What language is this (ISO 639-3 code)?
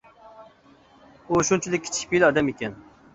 uig